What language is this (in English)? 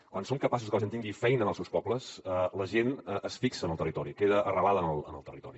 Catalan